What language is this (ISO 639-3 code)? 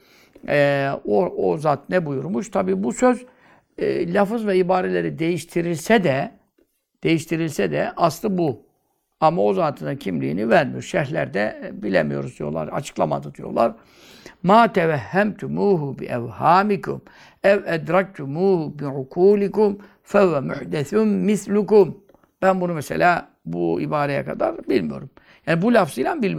tur